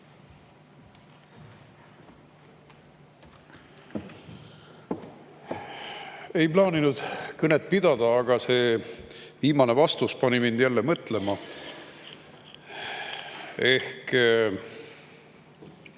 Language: Estonian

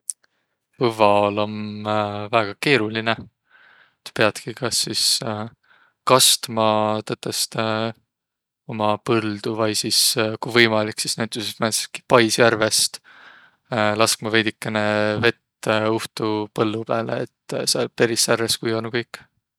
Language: Võro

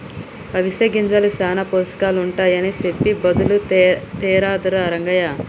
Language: Telugu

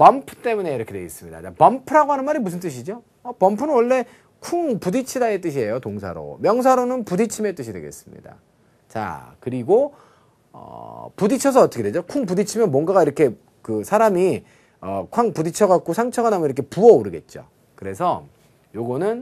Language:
Korean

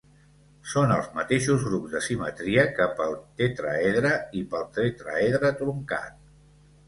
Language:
Catalan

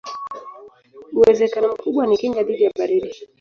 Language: Swahili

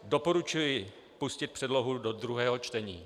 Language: Czech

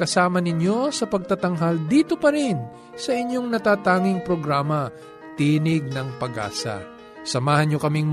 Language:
Filipino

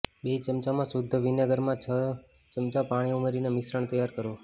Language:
Gujarati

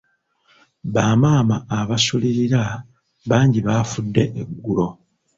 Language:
Ganda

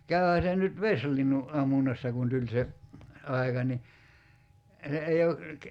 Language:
Finnish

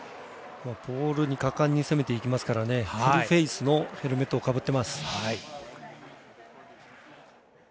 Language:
Japanese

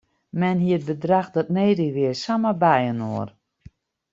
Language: Western Frisian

